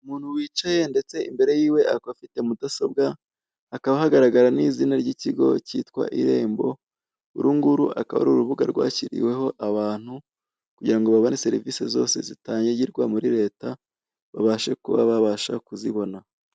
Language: Kinyarwanda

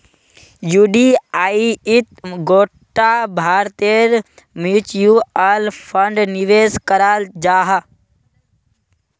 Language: Magahi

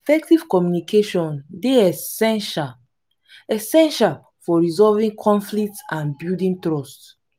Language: Nigerian Pidgin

